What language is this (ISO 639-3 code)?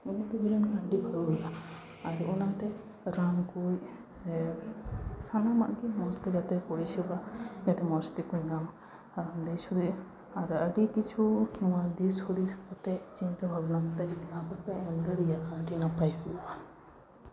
sat